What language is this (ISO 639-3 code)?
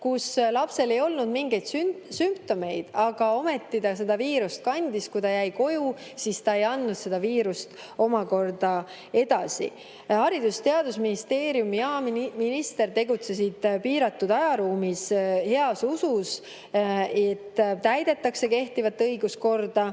est